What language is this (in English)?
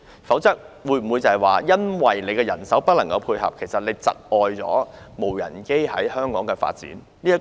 Cantonese